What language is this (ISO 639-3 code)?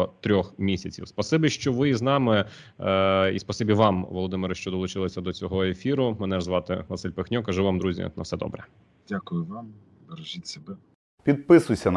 ukr